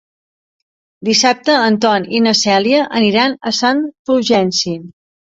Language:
Catalan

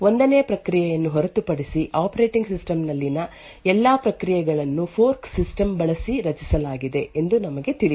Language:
Kannada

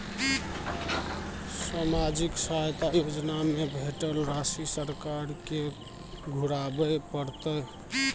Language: Maithili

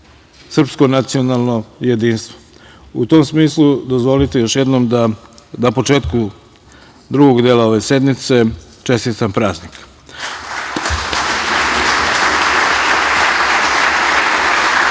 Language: Serbian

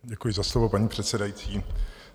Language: Czech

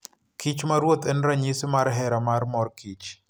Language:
Luo (Kenya and Tanzania)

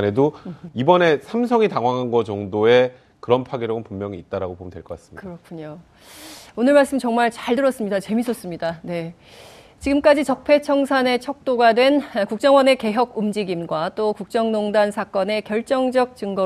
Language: Korean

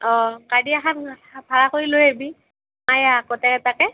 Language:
Assamese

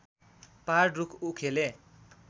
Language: Nepali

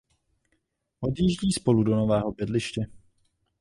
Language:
Czech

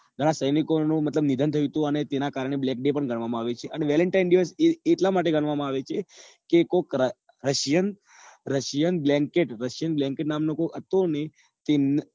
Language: Gujarati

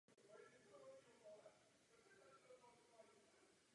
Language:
Czech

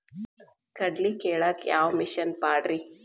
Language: Kannada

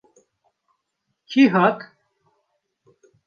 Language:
Kurdish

